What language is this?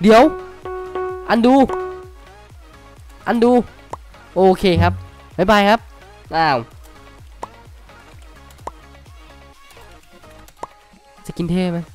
Thai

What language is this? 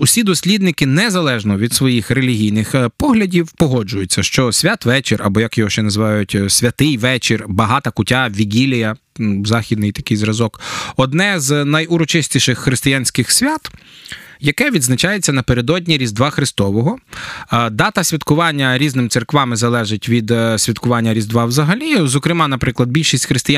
Ukrainian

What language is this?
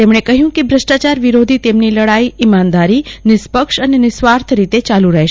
Gujarati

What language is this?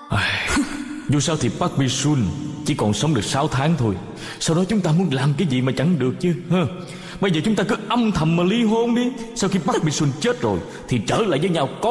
Vietnamese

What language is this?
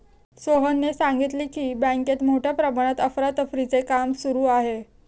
Marathi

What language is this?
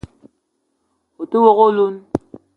Eton (Cameroon)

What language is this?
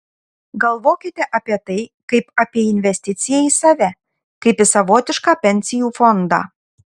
Lithuanian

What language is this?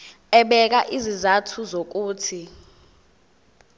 Zulu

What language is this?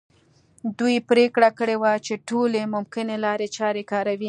Pashto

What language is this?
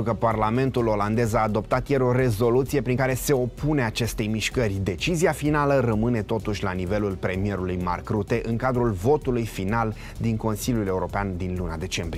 Romanian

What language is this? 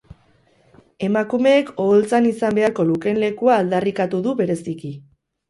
Basque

